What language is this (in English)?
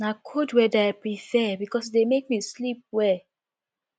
Nigerian Pidgin